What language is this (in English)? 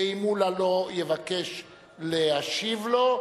Hebrew